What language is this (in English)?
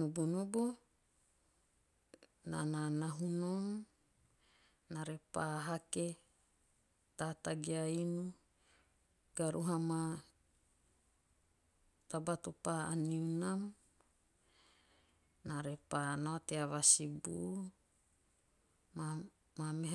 Teop